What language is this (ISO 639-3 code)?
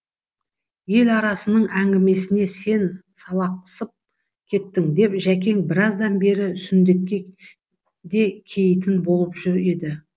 kaz